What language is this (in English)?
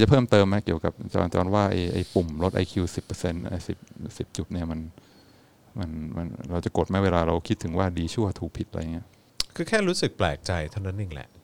Thai